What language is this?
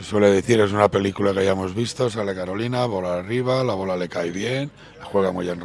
Spanish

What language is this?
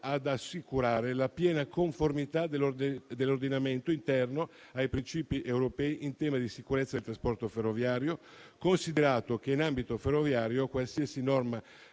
Italian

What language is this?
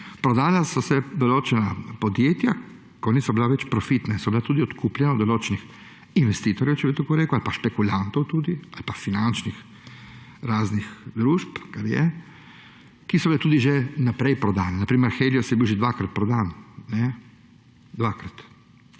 Slovenian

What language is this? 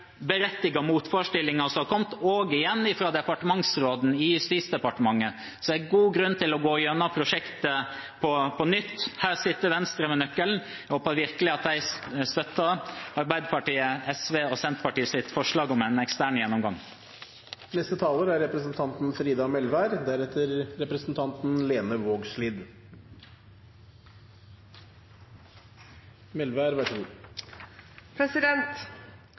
Norwegian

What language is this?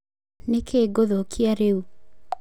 Kikuyu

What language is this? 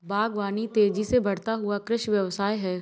Hindi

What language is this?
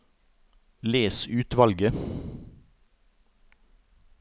Norwegian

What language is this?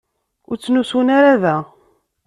Kabyle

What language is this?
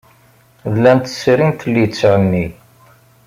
Kabyle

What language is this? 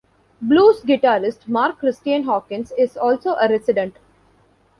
English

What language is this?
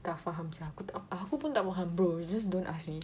English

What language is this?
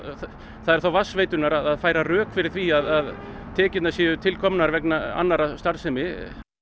Icelandic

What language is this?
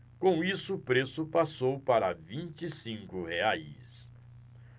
Portuguese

